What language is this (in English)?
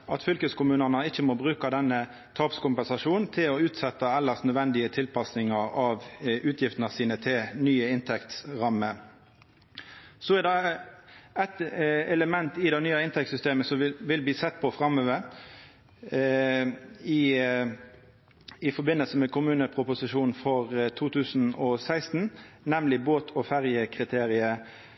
Norwegian Nynorsk